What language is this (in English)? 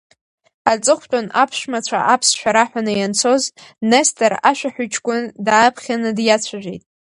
Abkhazian